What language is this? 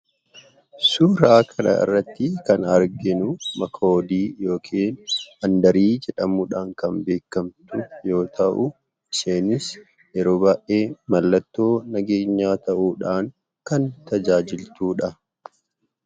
Oromo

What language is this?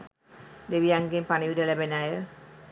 Sinhala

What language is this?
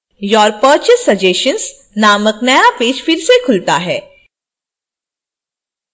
Hindi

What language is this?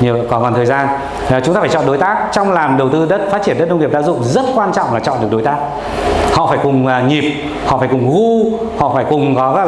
Vietnamese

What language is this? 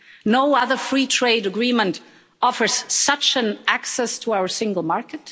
English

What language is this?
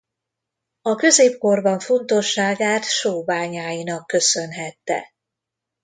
Hungarian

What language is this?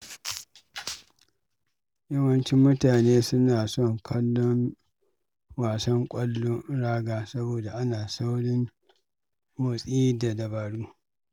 Hausa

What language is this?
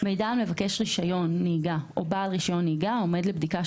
Hebrew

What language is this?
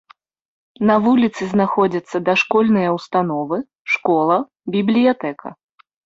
Belarusian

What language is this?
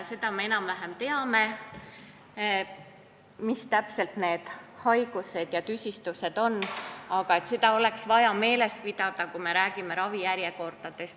Estonian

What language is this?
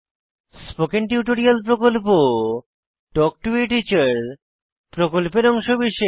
Bangla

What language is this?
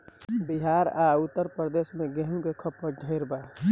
Bhojpuri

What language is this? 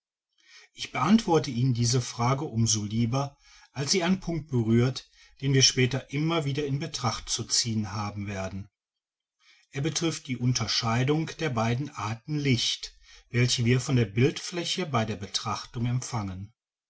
German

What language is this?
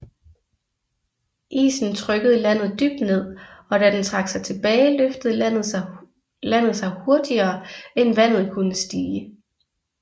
Danish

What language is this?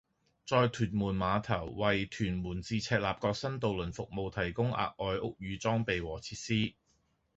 Cantonese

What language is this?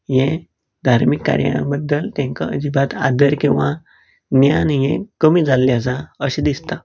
Konkani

